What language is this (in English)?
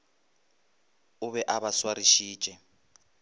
Northern Sotho